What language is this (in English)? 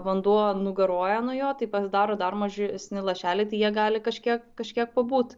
Lithuanian